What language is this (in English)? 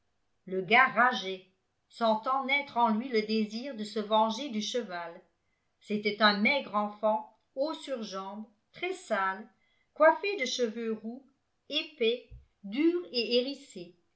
French